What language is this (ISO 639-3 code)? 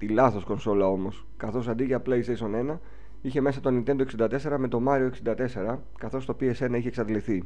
ell